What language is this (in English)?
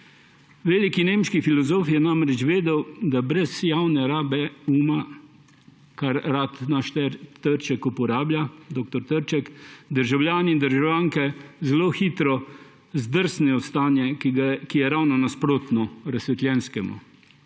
Slovenian